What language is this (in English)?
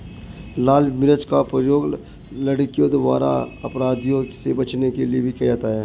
Hindi